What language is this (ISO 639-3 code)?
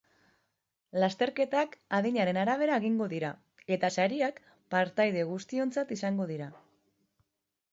eus